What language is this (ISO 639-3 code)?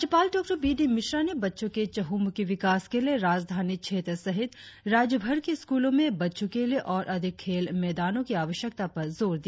hin